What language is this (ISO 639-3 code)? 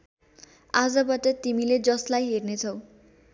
nep